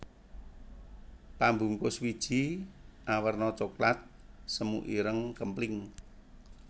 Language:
Javanese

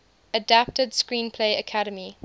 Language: English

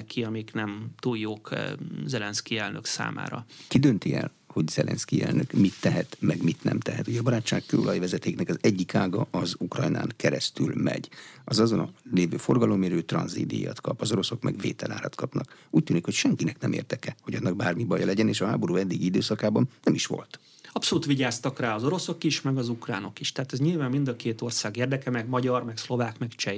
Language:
Hungarian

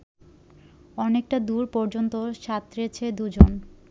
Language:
Bangla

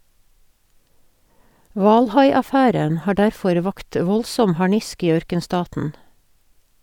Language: Norwegian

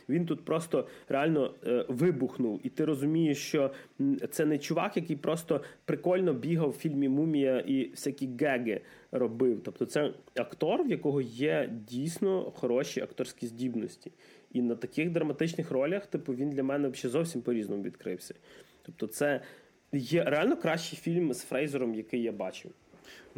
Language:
Ukrainian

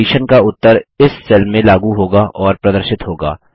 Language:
Hindi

